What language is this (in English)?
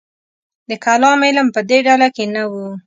Pashto